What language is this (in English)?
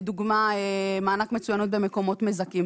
Hebrew